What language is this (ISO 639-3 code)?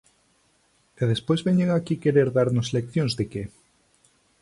glg